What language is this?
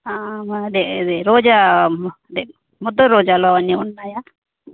Telugu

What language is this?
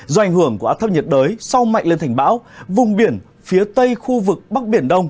Vietnamese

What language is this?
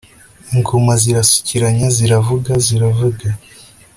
Kinyarwanda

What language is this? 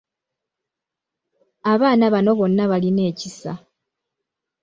Ganda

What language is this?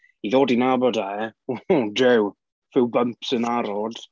Welsh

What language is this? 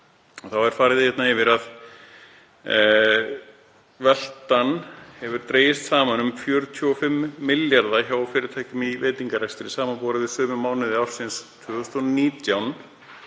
Icelandic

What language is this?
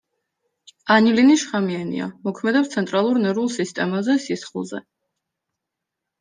Georgian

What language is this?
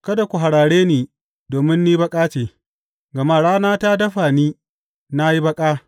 Hausa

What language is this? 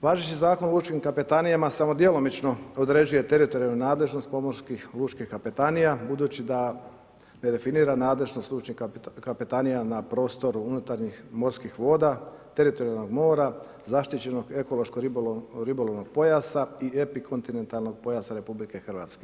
Croatian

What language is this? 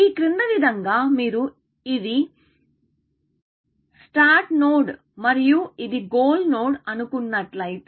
Telugu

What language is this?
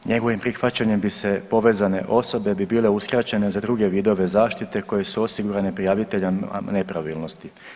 Croatian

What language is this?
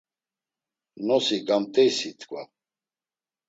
Laz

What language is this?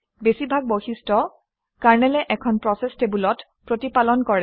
Assamese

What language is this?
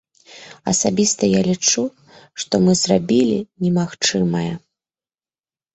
Belarusian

